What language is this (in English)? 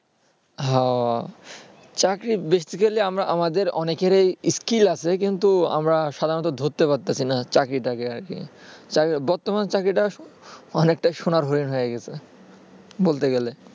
Bangla